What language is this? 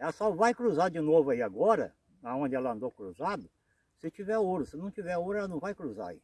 Portuguese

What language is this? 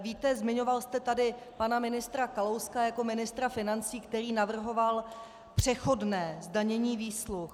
Czech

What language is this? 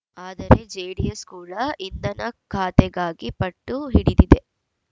Kannada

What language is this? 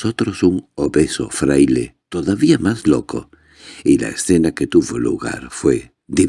Spanish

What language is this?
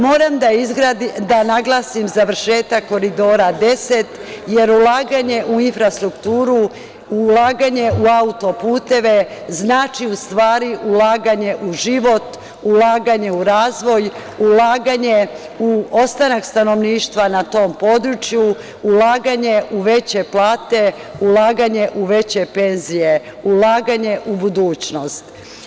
Serbian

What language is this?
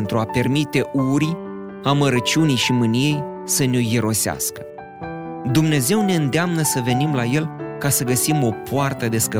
Romanian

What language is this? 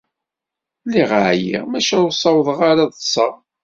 Kabyle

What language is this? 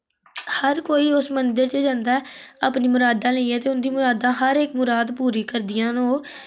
Dogri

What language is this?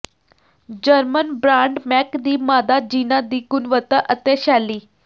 Punjabi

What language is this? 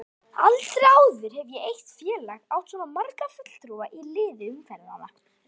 Icelandic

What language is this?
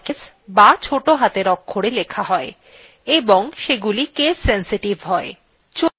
Bangla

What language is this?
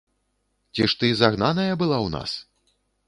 Belarusian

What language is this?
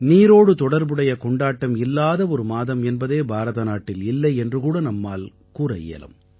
Tamil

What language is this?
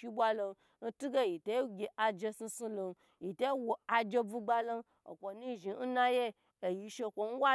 Gbagyi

